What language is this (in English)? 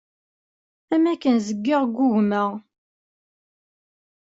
Kabyle